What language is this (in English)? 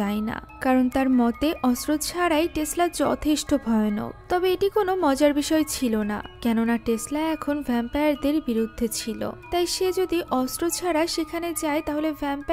Hindi